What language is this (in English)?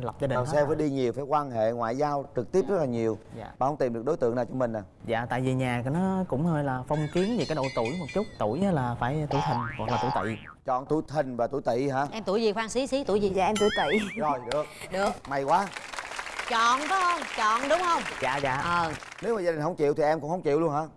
Vietnamese